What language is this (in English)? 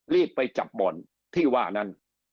Thai